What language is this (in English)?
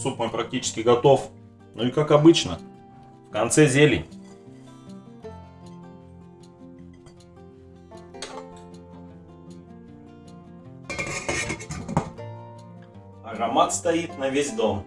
Russian